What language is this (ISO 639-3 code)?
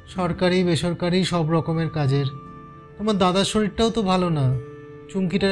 ben